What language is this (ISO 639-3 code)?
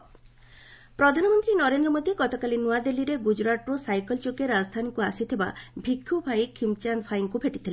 ori